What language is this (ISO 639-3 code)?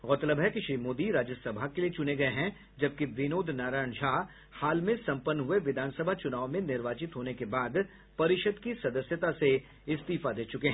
hin